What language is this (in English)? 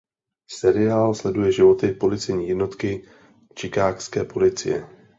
Czech